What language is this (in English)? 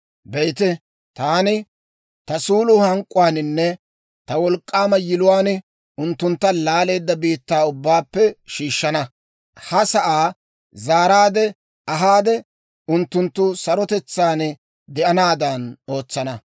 Dawro